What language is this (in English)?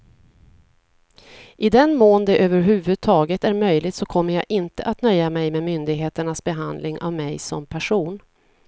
Swedish